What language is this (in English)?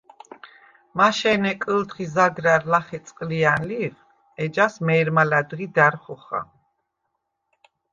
Svan